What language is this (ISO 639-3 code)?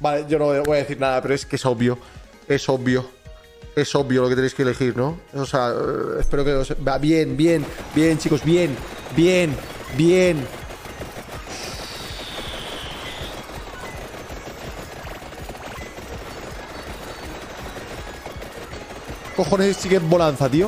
spa